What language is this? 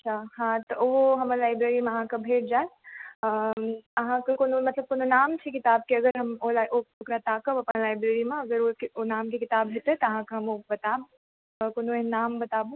Maithili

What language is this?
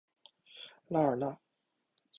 Chinese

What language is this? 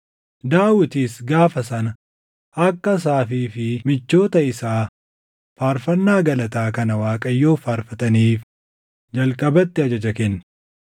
Oromo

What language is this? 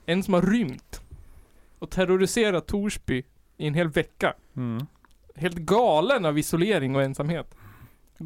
Swedish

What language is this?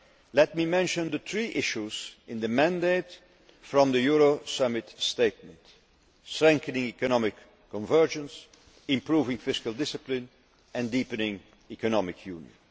English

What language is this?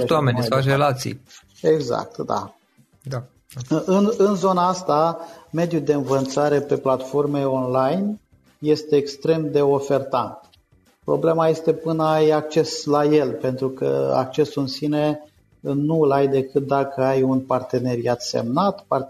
Romanian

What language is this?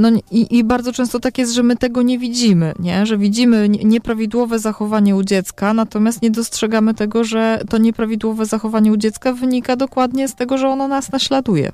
Polish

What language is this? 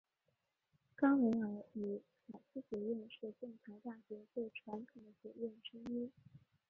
Chinese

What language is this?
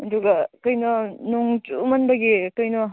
Manipuri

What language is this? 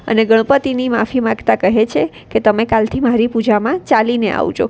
Gujarati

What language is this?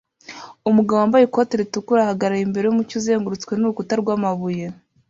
Kinyarwanda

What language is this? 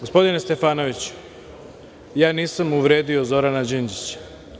Serbian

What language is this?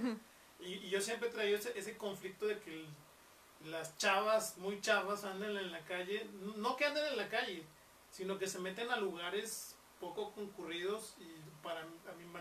Spanish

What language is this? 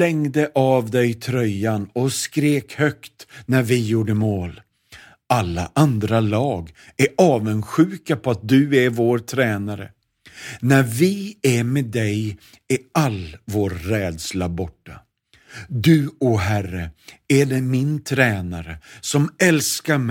Swedish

